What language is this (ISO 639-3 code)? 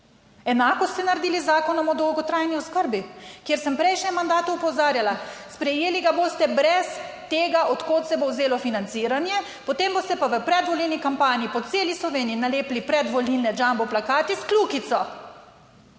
slv